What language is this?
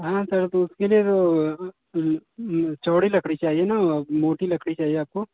Hindi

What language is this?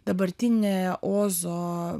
Lithuanian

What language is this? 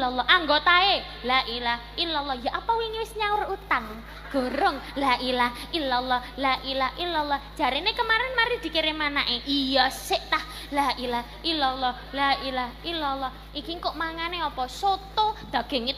Indonesian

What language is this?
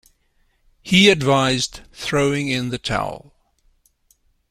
English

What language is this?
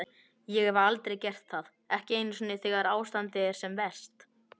Icelandic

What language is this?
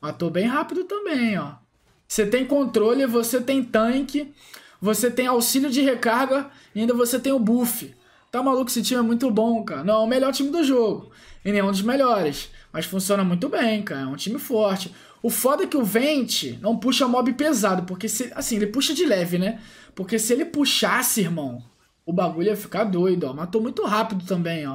Portuguese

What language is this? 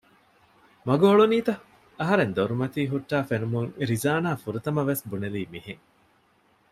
Divehi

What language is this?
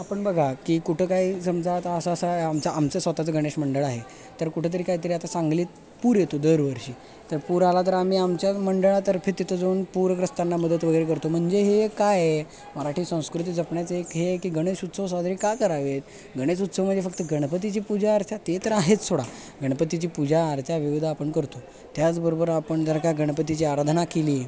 Marathi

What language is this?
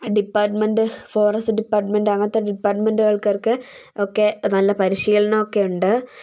Malayalam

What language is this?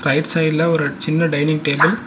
Tamil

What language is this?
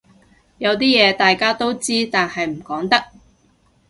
Cantonese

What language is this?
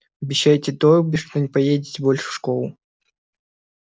Russian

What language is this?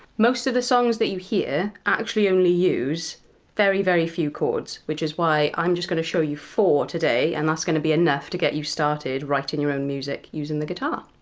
English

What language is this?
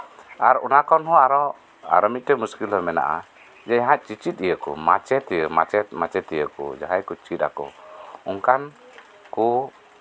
Santali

